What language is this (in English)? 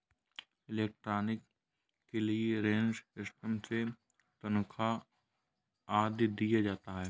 Hindi